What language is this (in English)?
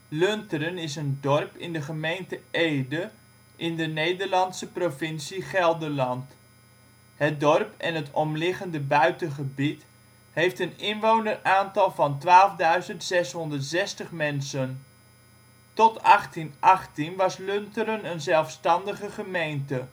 Dutch